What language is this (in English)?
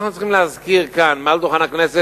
Hebrew